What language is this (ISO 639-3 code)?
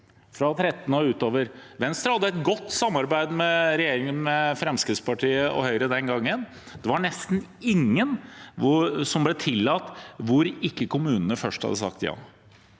nor